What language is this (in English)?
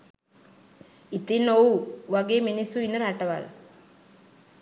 Sinhala